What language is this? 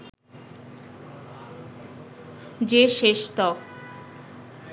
Bangla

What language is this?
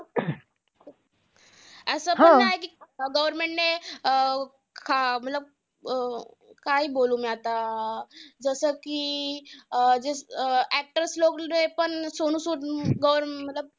Marathi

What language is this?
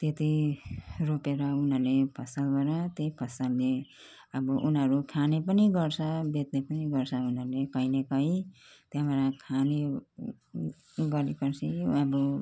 Nepali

